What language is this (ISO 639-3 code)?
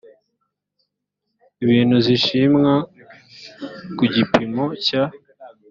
kin